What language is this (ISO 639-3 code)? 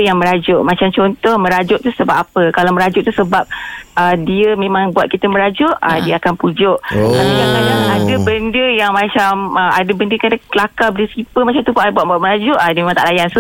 msa